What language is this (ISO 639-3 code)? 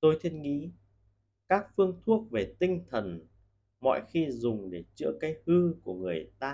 vie